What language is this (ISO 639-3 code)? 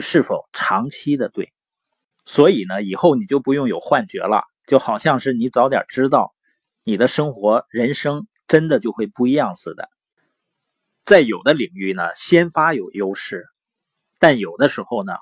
zho